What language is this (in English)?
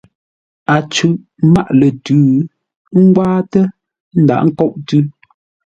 Ngombale